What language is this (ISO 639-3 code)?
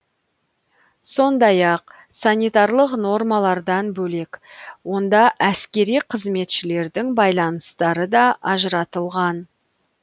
kaz